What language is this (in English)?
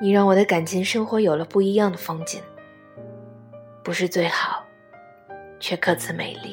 Chinese